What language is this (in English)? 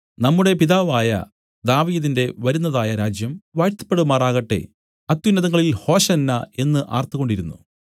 Malayalam